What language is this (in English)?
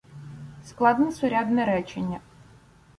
Ukrainian